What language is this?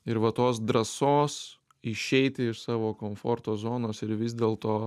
Lithuanian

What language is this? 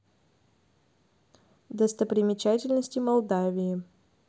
Russian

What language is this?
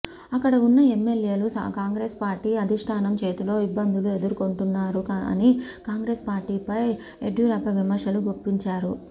Telugu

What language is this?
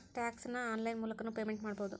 Kannada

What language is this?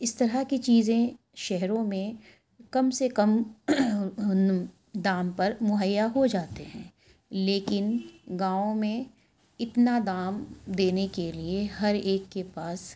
Urdu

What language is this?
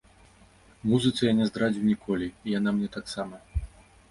Belarusian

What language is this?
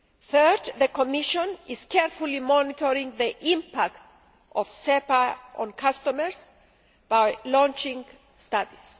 English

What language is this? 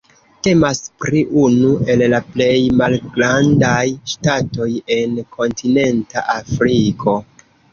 Esperanto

